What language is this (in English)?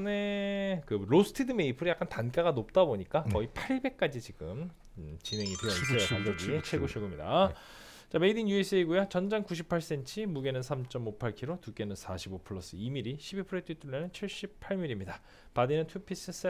Korean